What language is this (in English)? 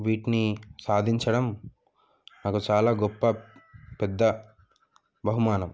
Telugu